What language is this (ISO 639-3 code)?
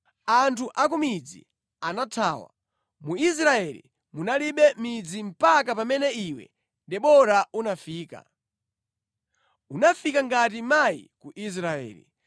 nya